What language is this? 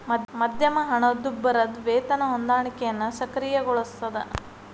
Kannada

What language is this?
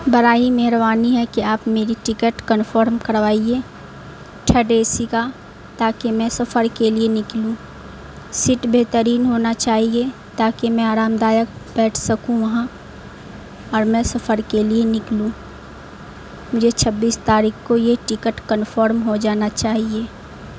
Urdu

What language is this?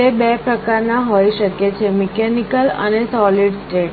Gujarati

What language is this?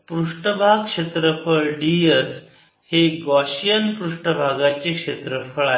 Marathi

